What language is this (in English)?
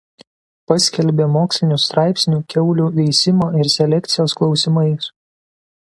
Lithuanian